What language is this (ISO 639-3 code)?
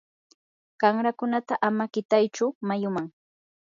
qur